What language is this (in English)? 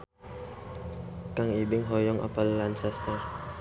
Sundanese